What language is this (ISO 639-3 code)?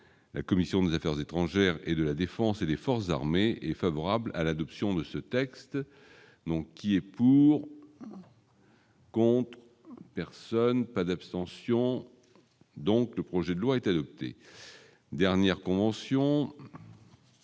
fra